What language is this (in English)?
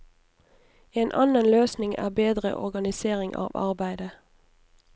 Norwegian